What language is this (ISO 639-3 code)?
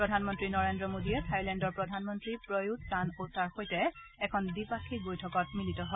asm